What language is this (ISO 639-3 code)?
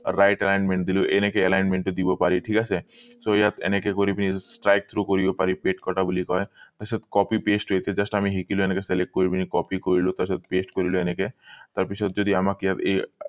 asm